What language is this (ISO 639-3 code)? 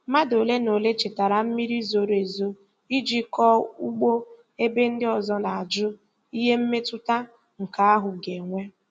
ibo